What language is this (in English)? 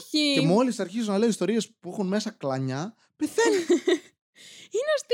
Greek